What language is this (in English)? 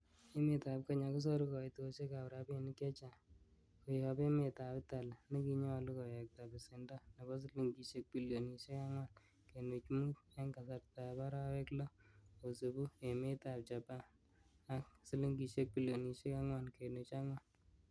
Kalenjin